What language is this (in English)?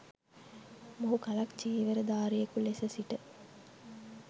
Sinhala